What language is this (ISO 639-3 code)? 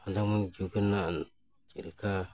sat